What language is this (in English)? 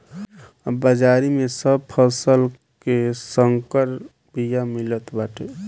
Bhojpuri